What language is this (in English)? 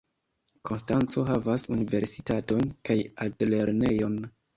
Esperanto